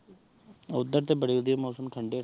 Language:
Punjabi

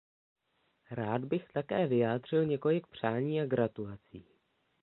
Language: Czech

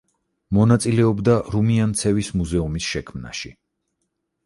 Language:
Georgian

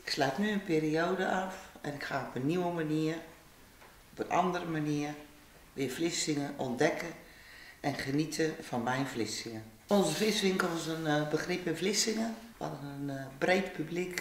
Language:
Dutch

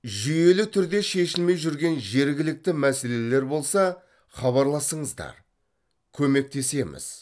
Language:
Kazakh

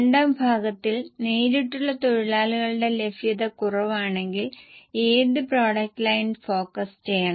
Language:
Malayalam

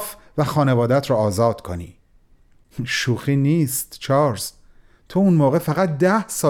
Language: Persian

